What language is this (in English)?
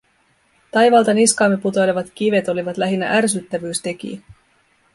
Finnish